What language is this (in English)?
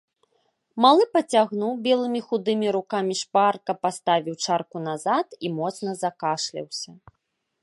Belarusian